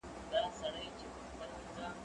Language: Pashto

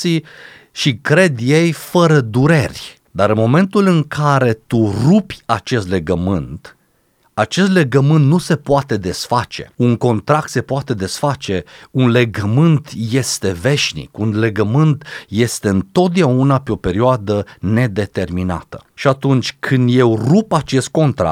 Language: Romanian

